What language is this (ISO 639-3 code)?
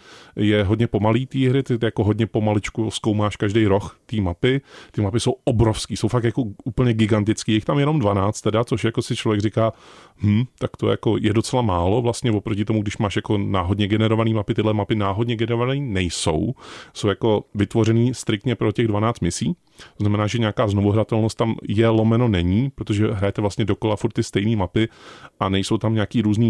ces